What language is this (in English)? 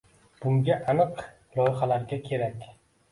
Uzbek